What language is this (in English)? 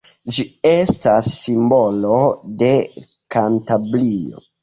Esperanto